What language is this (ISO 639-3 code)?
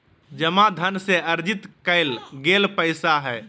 mag